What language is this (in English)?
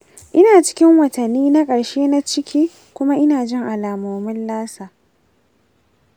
Hausa